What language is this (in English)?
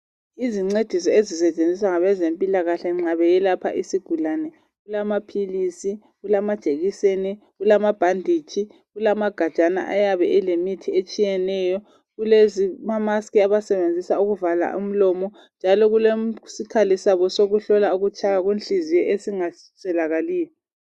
North Ndebele